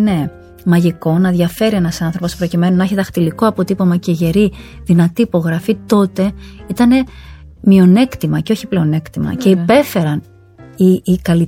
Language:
Greek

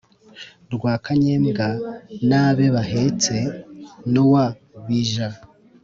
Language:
Kinyarwanda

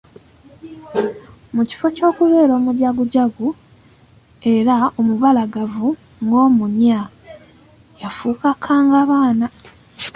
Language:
Ganda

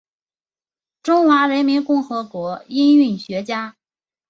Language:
Chinese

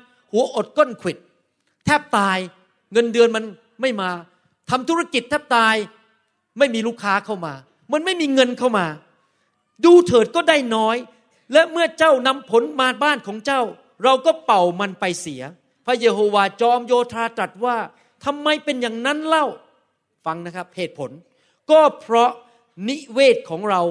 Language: Thai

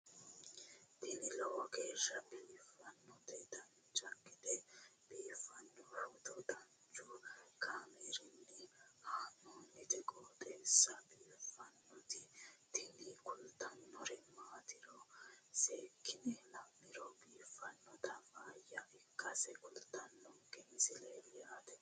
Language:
Sidamo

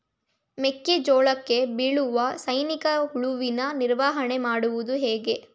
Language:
Kannada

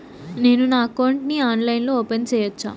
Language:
Telugu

